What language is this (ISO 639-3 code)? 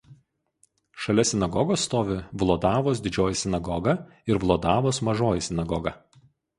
lit